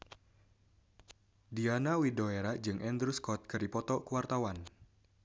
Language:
Sundanese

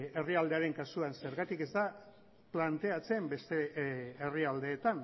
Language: Basque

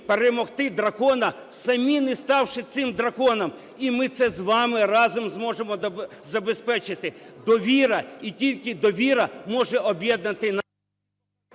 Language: Ukrainian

